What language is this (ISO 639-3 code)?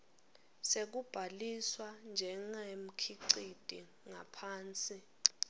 ssw